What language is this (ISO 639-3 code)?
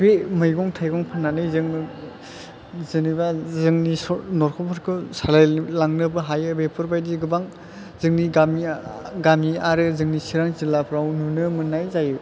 brx